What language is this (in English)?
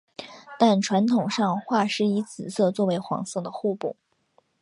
Chinese